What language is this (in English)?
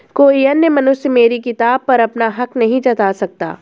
Hindi